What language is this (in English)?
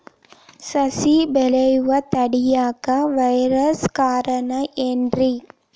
Kannada